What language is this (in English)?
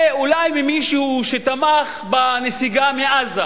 Hebrew